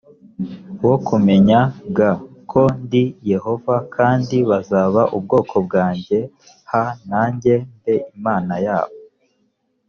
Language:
Kinyarwanda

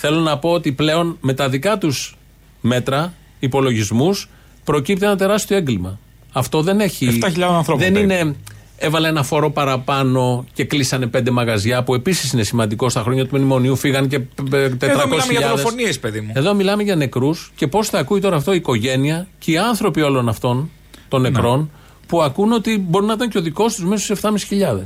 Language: Greek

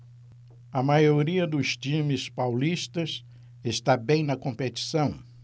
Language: Portuguese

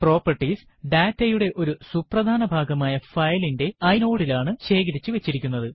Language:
Malayalam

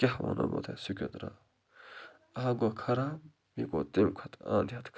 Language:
Kashmiri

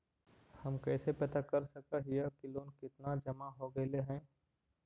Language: Magahi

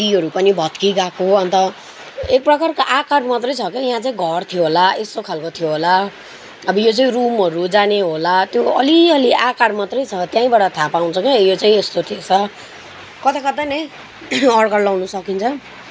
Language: Nepali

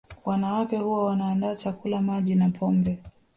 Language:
Swahili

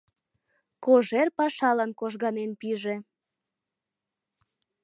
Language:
Mari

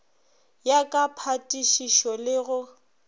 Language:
Northern Sotho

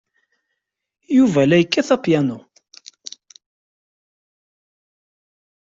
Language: Kabyle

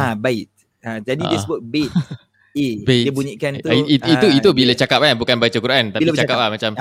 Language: Malay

